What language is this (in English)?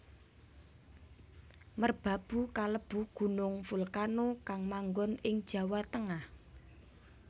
Javanese